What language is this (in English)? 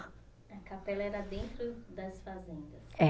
Portuguese